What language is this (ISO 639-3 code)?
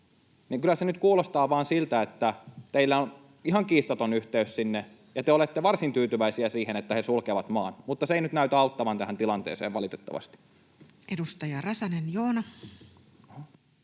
fin